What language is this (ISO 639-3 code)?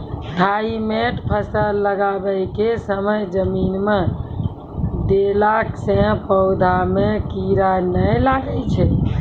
mai